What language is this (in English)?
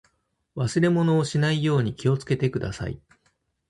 Japanese